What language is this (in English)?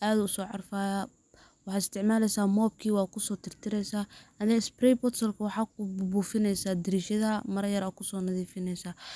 Somali